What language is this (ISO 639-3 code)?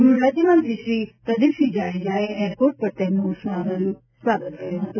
guj